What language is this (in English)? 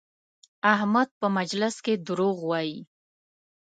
Pashto